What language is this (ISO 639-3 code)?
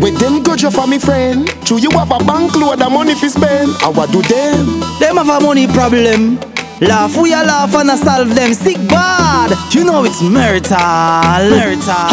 jpn